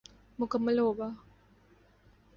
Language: Urdu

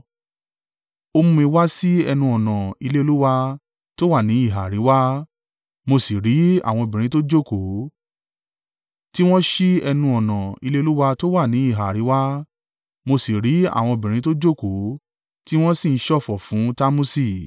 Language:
Yoruba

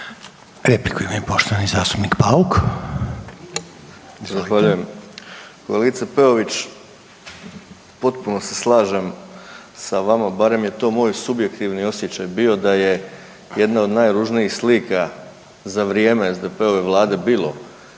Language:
Croatian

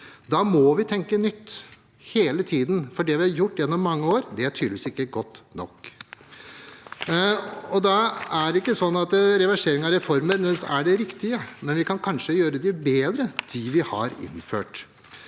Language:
Norwegian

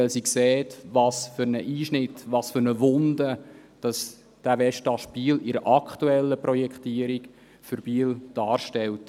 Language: Swiss German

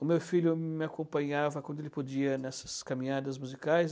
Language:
Portuguese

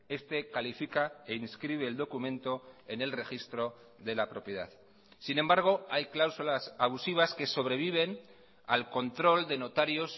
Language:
Spanish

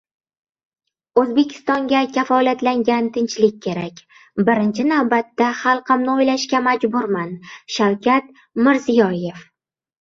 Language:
Uzbek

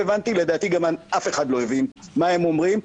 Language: Hebrew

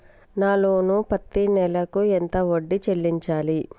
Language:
Telugu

